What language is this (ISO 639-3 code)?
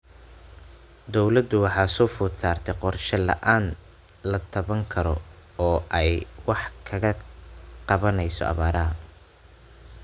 som